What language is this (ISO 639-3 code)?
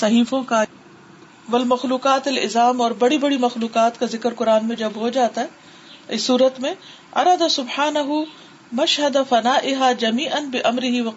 urd